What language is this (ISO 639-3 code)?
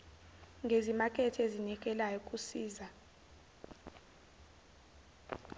zul